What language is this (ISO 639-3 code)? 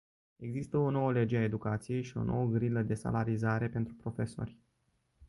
ron